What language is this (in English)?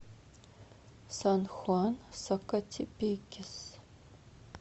Russian